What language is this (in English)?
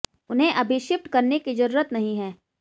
Hindi